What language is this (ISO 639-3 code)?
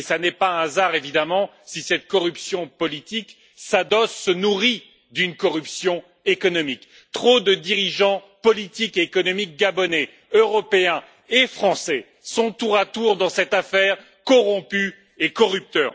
fra